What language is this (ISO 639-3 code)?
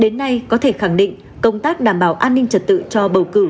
vie